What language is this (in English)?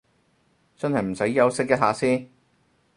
Cantonese